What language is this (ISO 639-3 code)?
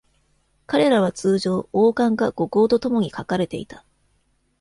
jpn